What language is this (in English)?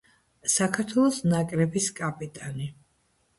Georgian